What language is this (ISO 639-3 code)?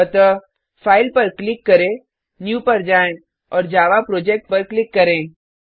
hin